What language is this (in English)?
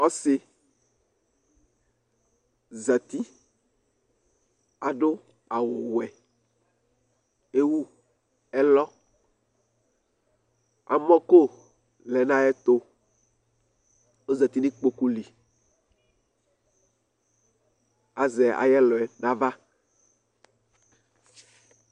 Ikposo